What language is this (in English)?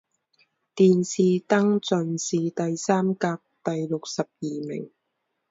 Chinese